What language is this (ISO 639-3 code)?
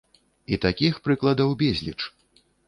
bel